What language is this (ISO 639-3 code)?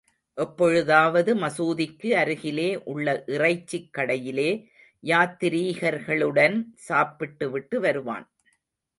tam